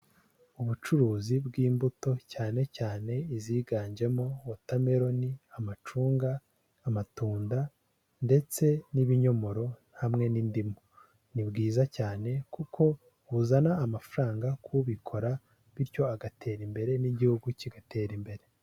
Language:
Kinyarwanda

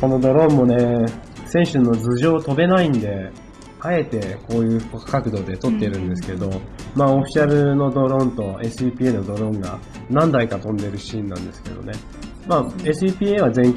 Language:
Japanese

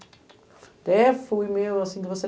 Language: Portuguese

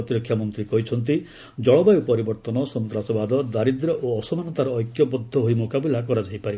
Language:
Odia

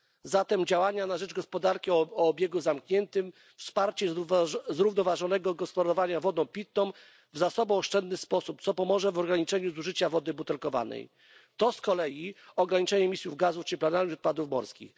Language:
Polish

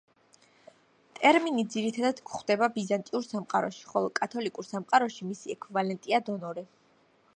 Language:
Georgian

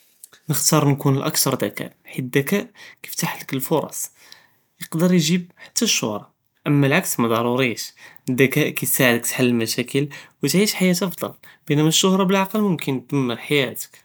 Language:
Judeo-Arabic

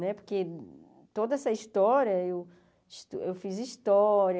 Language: Portuguese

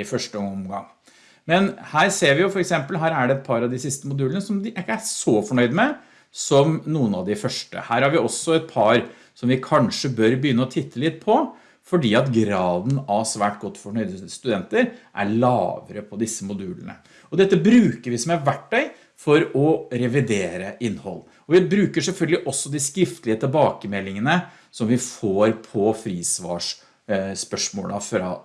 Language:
Norwegian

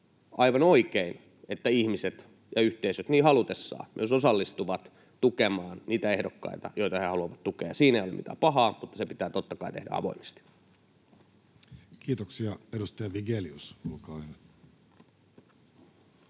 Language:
Finnish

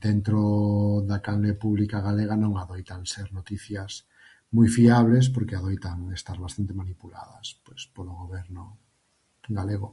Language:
Galician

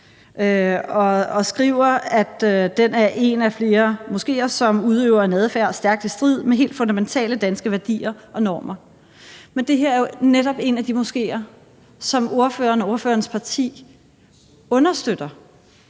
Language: Danish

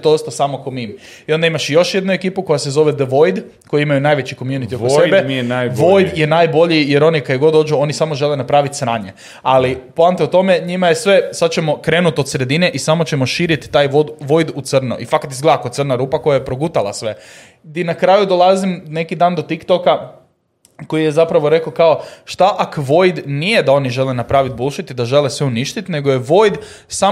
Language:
Croatian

